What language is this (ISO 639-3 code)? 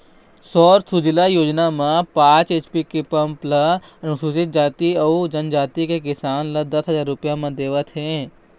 hne